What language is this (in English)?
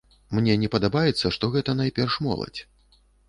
Belarusian